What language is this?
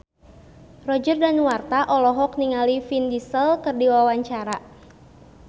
Sundanese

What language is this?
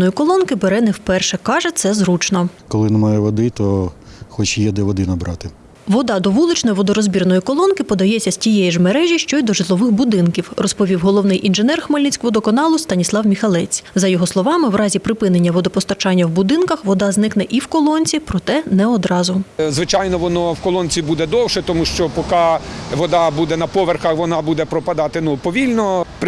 Ukrainian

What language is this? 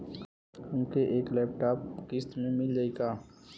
Bhojpuri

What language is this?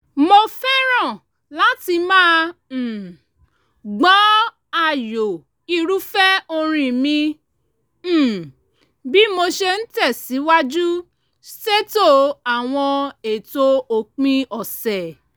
Yoruba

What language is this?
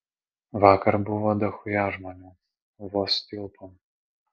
Lithuanian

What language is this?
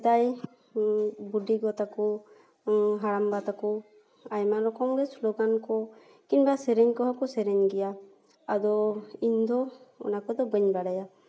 Santali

